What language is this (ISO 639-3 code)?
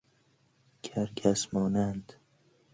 fas